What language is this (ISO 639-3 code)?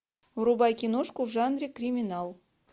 rus